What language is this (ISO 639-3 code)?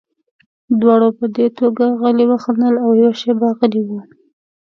pus